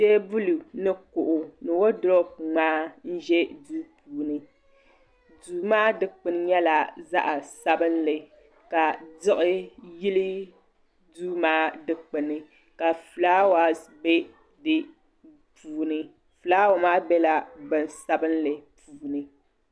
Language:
Dagbani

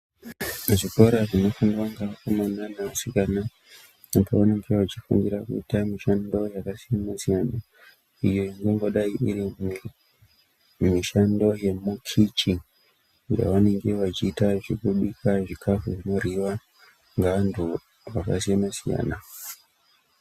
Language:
Ndau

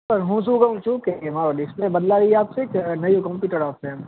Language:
Gujarati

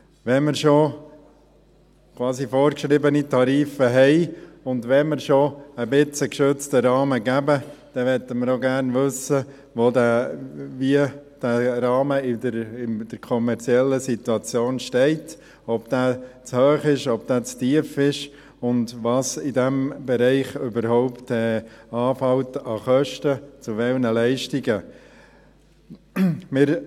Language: Swiss German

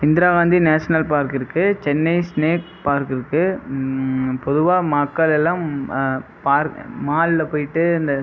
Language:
Tamil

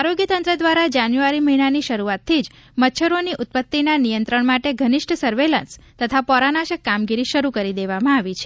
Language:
Gujarati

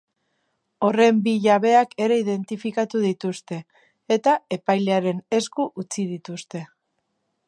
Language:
Basque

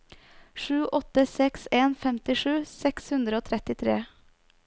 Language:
Norwegian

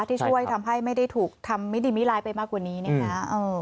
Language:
Thai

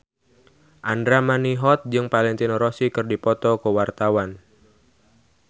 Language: Sundanese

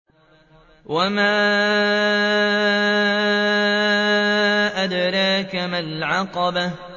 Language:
Arabic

